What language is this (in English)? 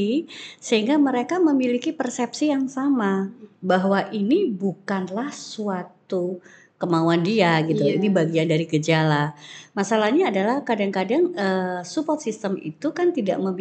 Indonesian